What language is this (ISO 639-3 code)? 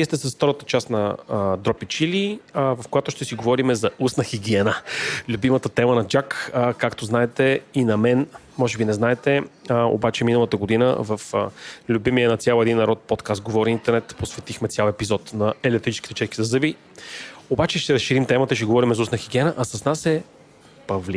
bul